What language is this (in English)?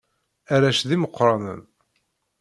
Kabyle